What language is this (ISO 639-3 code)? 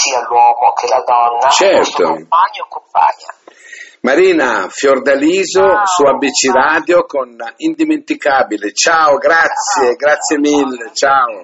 ita